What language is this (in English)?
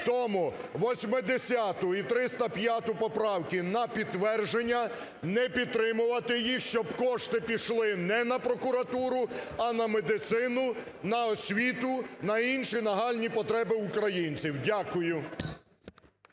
Ukrainian